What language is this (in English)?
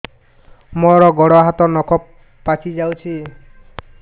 Odia